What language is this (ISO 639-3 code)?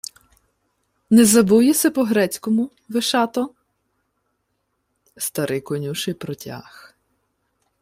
ukr